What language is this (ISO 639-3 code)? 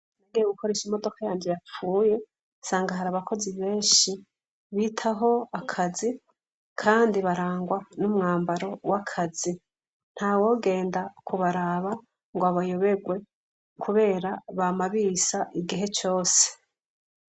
run